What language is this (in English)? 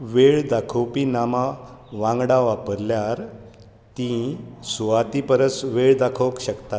Konkani